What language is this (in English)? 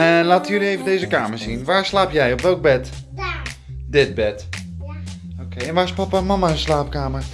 Dutch